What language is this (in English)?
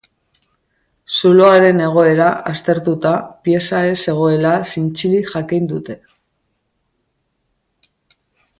Basque